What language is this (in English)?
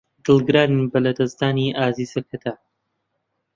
Central Kurdish